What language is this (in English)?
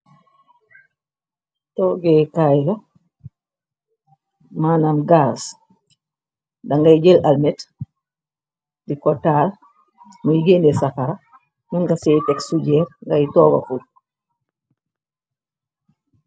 Wolof